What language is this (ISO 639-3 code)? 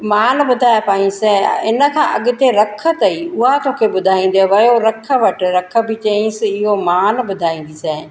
snd